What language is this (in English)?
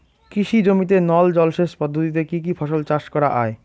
Bangla